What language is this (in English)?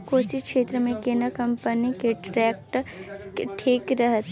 Maithili